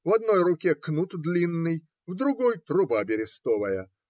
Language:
Russian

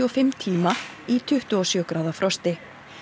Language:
Icelandic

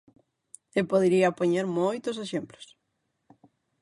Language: Galician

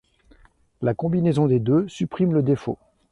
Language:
French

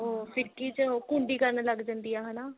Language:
Punjabi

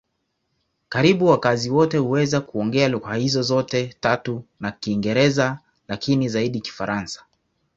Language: Swahili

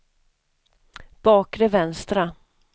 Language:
Swedish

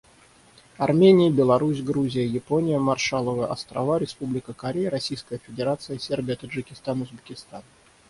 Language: Russian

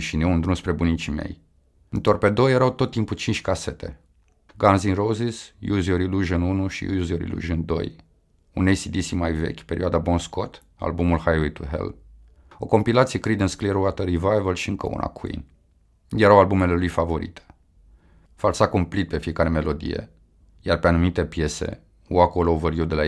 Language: Romanian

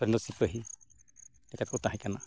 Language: Santali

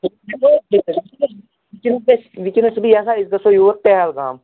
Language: Kashmiri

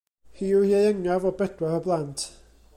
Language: Welsh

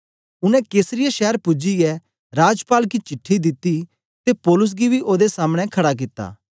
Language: Dogri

